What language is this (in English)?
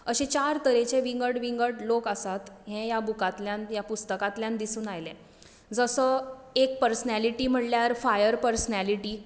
Konkani